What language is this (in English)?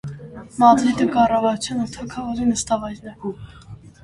Armenian